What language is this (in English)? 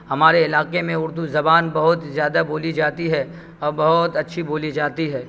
Urdu